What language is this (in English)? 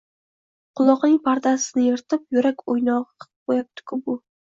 Uzbek